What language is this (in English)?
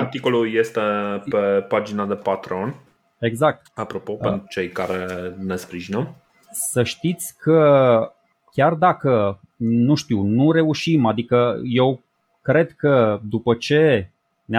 Romanian